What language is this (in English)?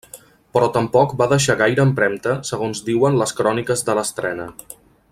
Catalan